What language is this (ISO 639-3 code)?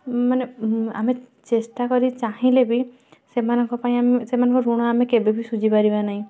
ori